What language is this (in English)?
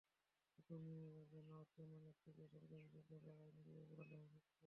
Bangla